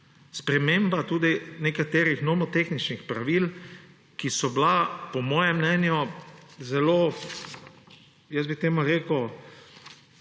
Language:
Slovenian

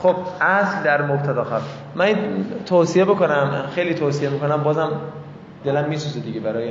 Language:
Persian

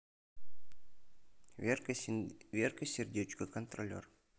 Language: Russian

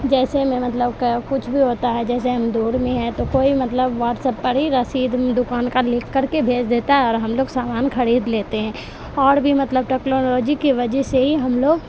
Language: Urdu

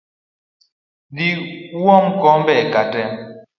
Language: Luo (Kenya and Tanzania)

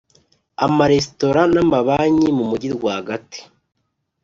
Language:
Kinyarwanda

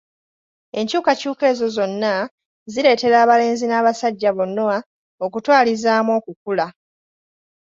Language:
Ganda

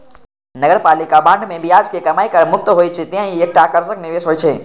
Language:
Maithili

